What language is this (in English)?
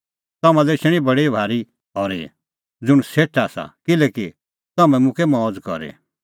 Kullu Pahari